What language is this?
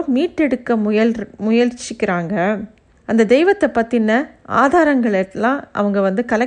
Tamil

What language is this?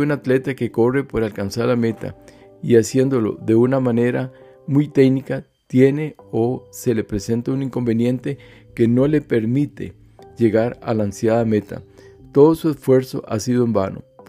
Spanish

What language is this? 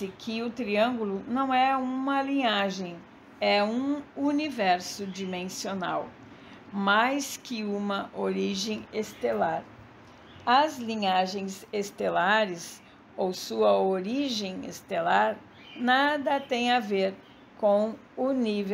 Portuguese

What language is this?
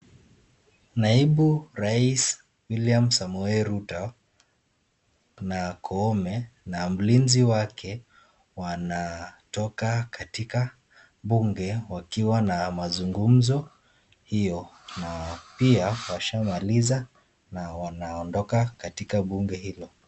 Swahili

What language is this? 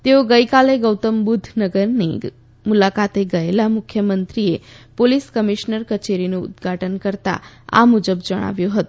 Gujarati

